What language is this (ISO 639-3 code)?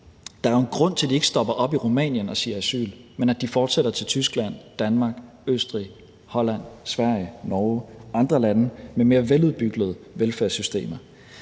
dan